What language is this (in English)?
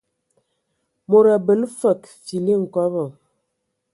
Ewondo